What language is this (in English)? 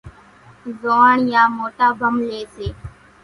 Kachi Koli